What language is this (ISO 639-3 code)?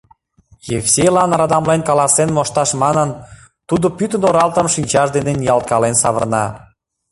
chm